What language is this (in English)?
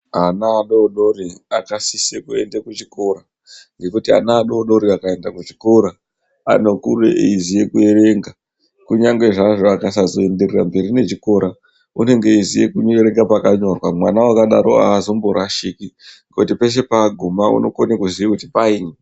Ndau